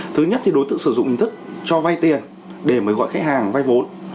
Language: Vietnamese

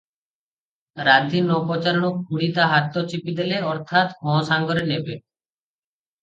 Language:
Odia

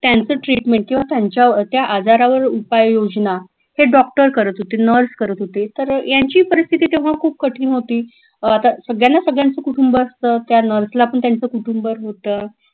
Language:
Marathi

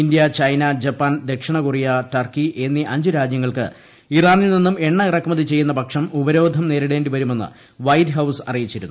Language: Malayalam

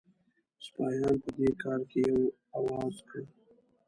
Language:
Pashto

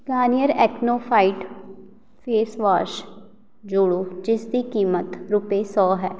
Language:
Punjabi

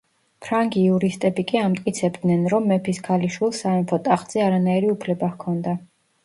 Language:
Georgian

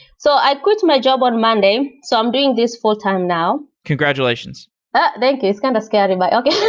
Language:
English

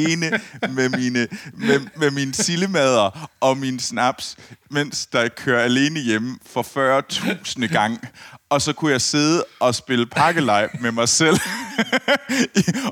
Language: Danish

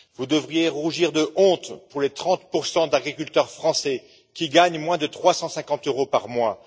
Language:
French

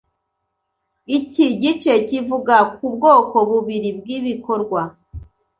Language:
Kinyarwanda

